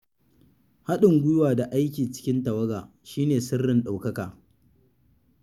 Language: Hausa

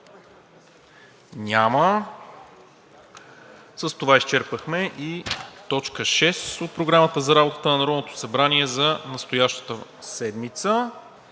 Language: Bulgarian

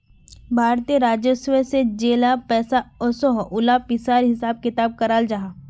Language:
Magahi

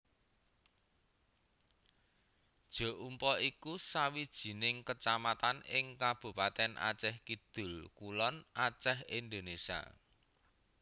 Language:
Javanese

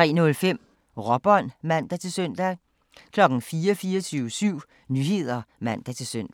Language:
Danish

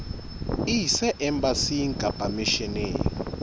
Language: Southern Sotho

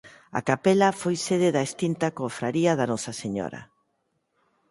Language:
Galician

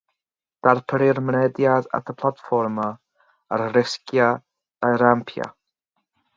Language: Welsh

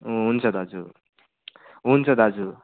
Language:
Nepali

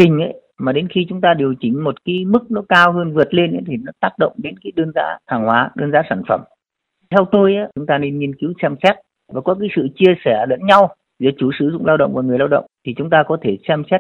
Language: Vietnamese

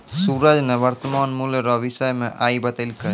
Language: Maithili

